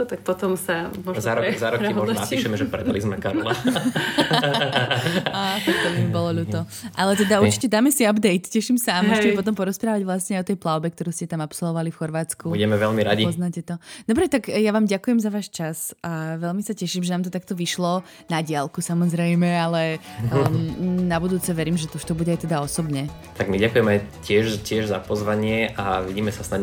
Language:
Slovak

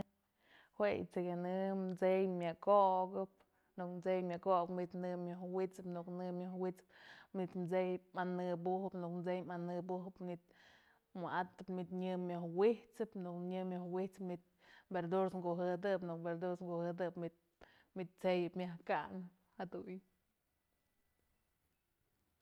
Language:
Mazatlán Mixe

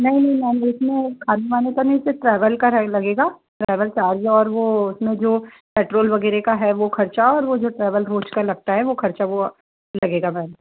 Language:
Hindi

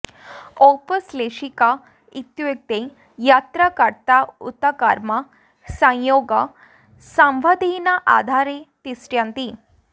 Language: Sanskrit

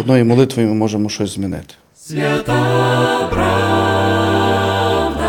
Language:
Ukrainian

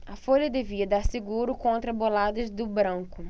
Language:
Portuguese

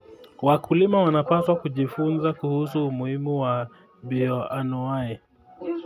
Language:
Kalenjin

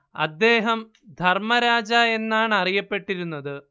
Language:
Malayalam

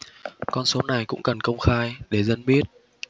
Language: Vietnamese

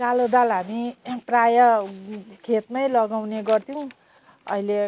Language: Nepali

